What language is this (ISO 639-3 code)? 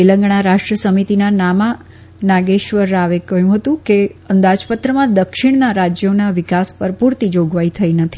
guj